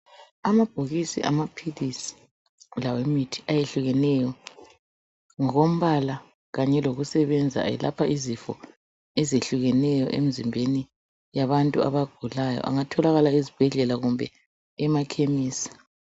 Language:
North Ndebele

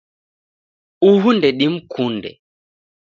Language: Taita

